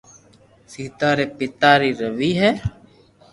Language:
Loarki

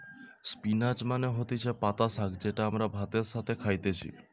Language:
Bangla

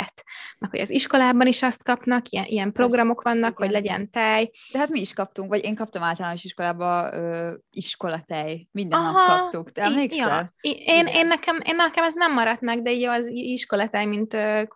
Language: Hungarian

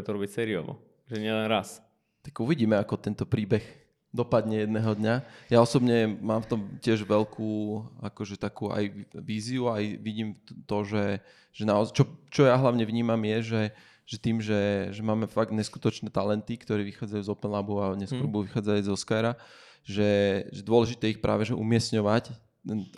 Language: Slovak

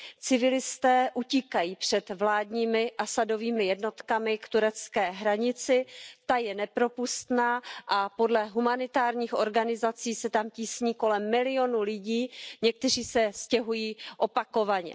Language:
Czech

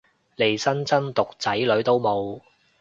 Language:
Cantonese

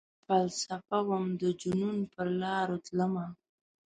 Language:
Pashto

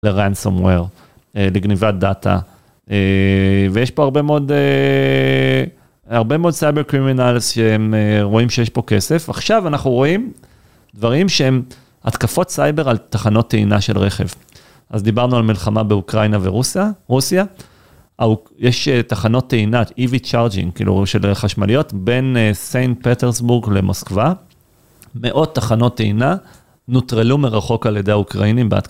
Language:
Hebrew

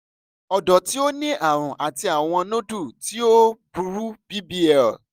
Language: Yoruba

